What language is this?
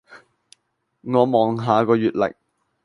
Cantonese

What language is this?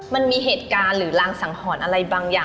Thai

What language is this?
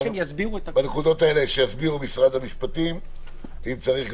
Hebrew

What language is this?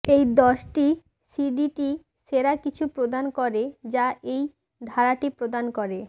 Bangla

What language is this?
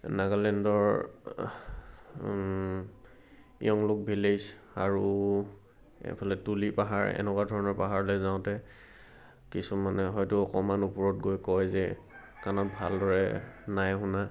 Assamese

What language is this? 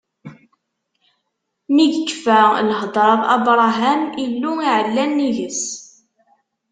Kabyle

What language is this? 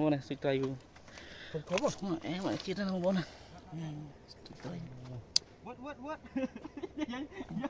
Vietnamese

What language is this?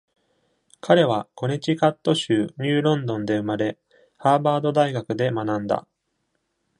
Japanese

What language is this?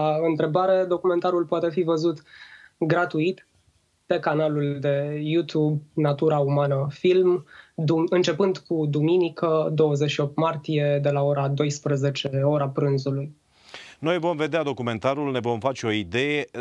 Romanian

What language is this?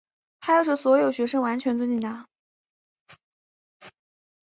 Chinese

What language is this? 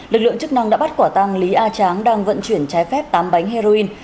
Vietnamese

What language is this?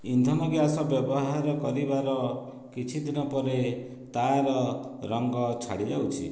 Odia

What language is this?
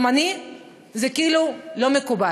Hebrew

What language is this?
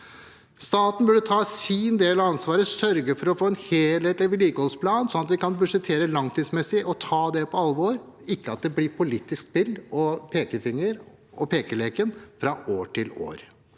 Norwegian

